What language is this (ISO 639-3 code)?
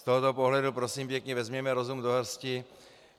ces